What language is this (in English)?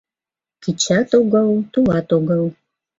Mari